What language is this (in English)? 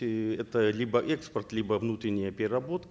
Kazakh